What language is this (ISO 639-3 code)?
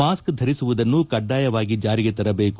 kan